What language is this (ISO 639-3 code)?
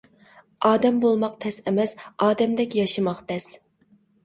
uig